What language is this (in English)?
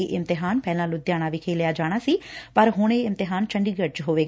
Punjabi